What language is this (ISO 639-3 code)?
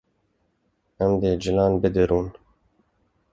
kur